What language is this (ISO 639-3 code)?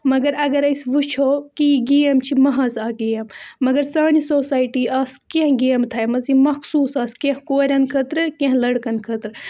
kas